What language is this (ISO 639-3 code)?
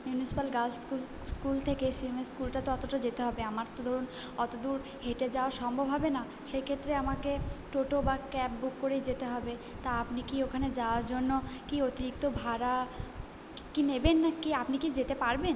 ben